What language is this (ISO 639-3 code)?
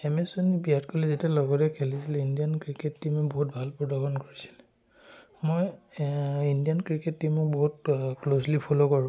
asm